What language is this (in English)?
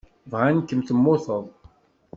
Kabyle